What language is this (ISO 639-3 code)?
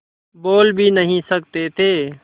hin